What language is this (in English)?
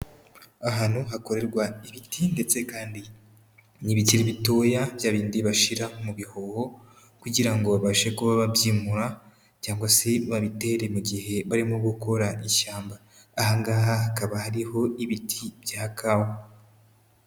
Kinyarwanda